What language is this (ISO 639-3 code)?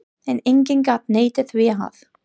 isl